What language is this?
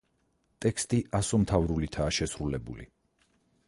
Georgian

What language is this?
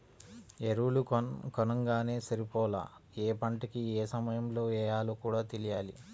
Telugu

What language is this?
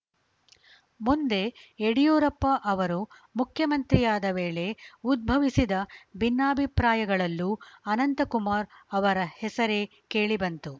Kannada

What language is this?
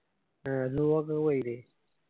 Malayalam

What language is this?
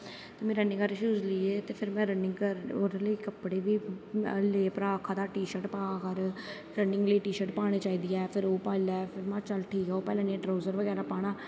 Dogri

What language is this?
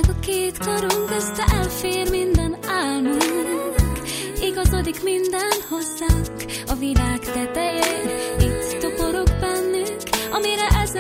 Hungarian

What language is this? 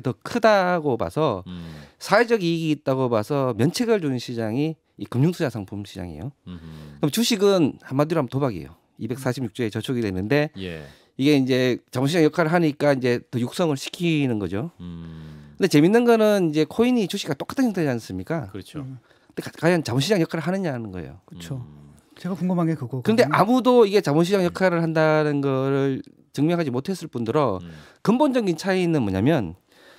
Korean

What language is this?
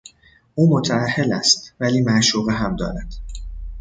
Persian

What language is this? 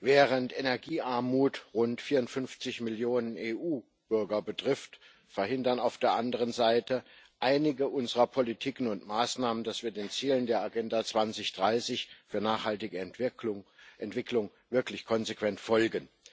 German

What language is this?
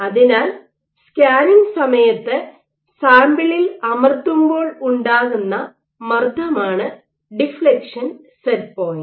Malayalam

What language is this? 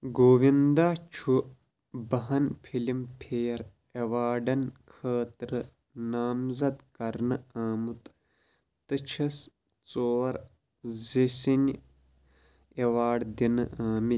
Kashmiri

